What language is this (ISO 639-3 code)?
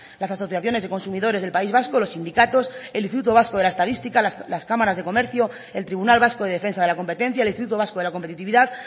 spa